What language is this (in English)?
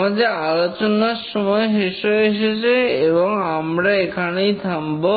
Bangla